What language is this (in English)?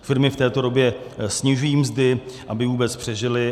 Czech